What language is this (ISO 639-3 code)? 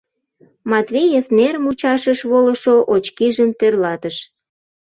chm